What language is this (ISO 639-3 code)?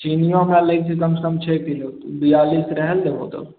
mai